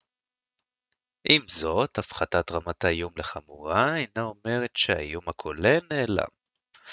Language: Hebrew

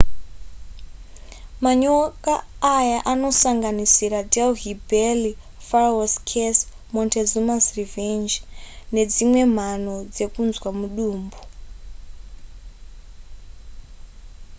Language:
Shona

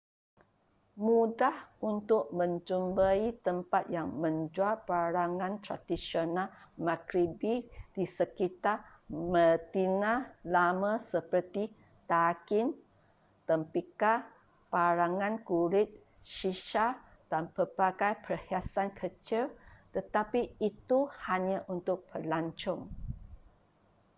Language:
Malay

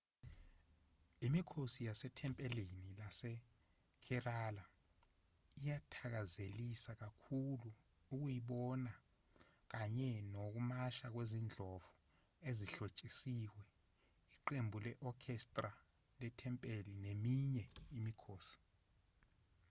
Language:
Zulu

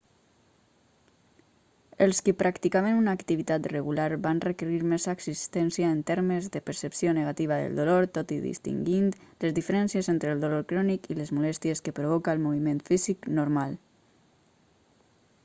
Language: Catalan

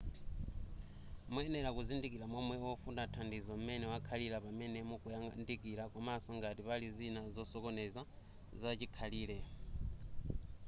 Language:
Nyanja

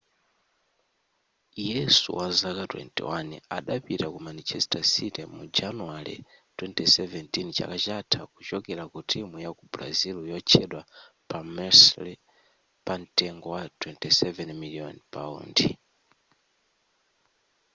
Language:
Nyanja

